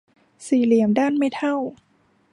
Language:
Thai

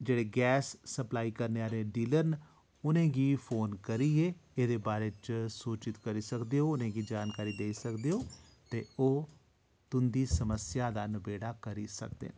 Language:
Dogri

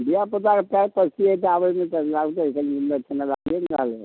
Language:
Maithili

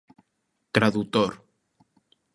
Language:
Galician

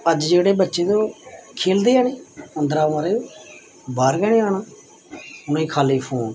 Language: Dogri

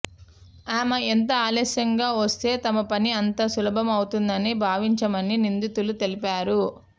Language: Telugu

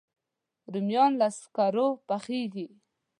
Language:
Pashto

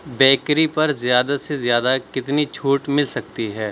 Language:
Urdu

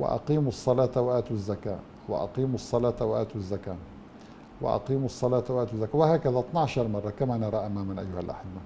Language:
Arabic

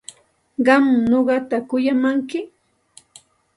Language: Santa Ana de Tusi Pasco Quechua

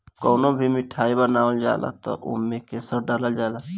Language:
Bhojpuri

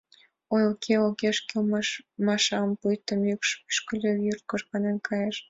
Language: Mari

